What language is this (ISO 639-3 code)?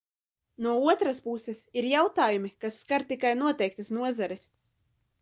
lav